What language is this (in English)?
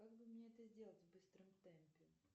Russian